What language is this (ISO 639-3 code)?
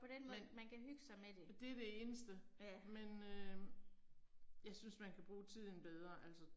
dan